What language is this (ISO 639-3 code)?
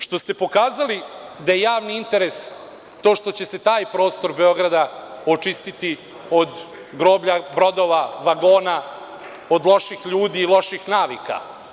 srp